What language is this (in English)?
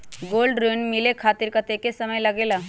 Magahi